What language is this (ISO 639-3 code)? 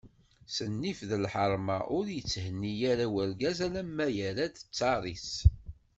kab